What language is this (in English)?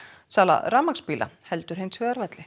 Icelandic